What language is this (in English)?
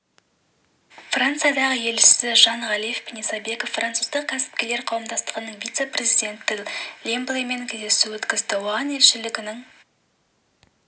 Kazakh